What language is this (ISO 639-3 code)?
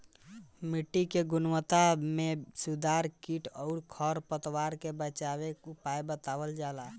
bho